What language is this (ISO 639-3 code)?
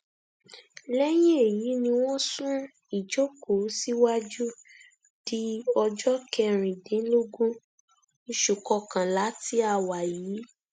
yor